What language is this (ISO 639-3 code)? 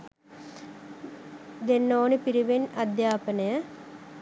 sin